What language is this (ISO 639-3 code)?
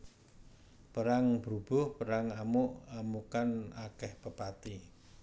jav